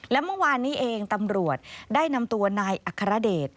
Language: Thai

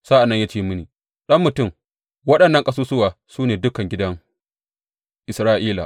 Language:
Hausa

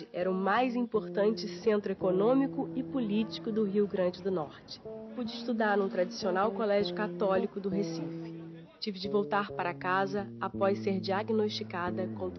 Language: Portuguese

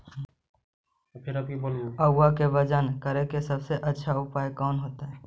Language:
Magahi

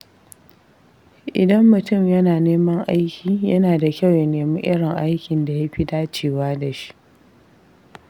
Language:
Hausa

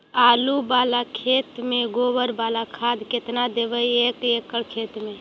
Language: Magahi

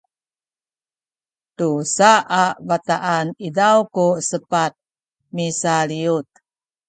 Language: Sakizaya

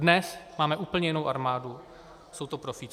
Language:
Czech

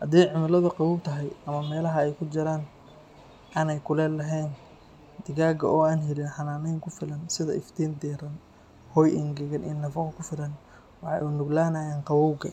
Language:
Somali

